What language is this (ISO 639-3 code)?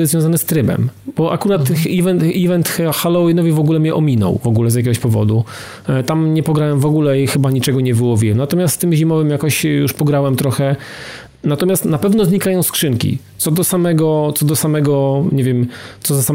pol